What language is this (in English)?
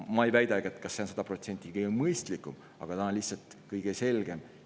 Estonian